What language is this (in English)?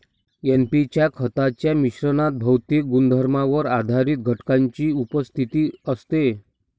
Marathi